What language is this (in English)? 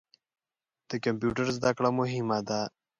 Pashto